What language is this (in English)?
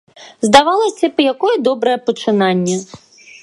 Belarusian